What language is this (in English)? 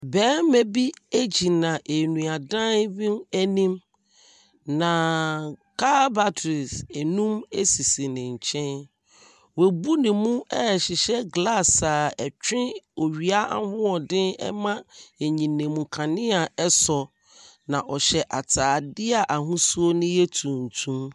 Akan